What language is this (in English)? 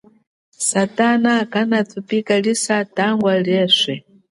Chokwe